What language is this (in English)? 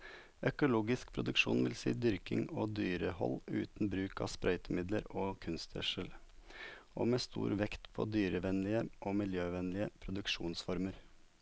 Norwegian